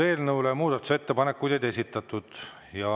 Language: Estonian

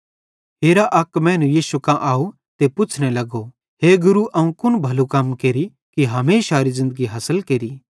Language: Bhadrawahi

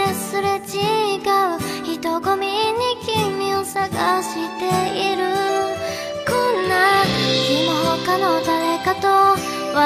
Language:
Japanese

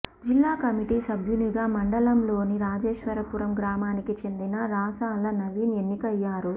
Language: Telugu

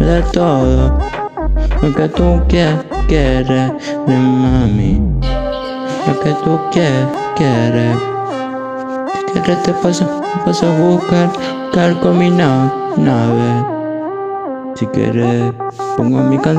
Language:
Indonesian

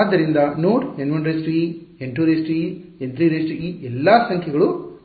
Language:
Kannada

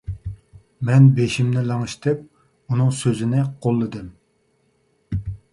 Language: Uyghur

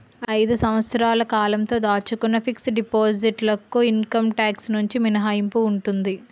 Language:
Telugu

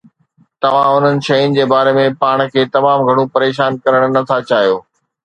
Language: Sindhi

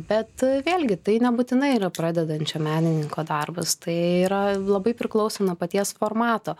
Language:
Lithuanian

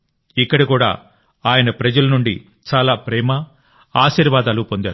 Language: Telugu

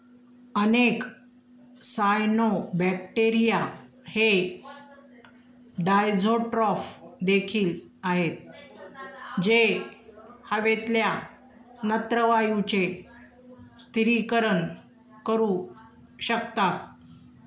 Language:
Marathi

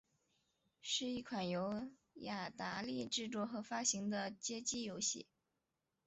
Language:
Chinese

